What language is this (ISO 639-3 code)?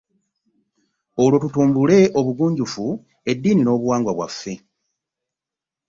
lug